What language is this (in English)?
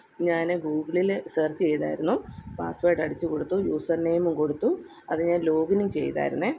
Malayalam